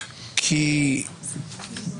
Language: Hebrew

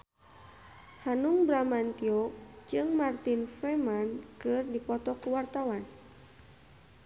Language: Sundanese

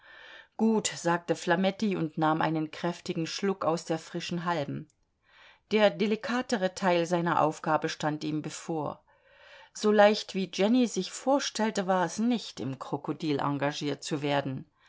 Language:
German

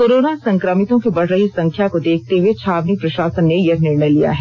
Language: Hindi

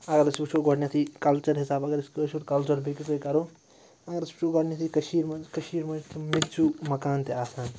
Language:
Kashmiri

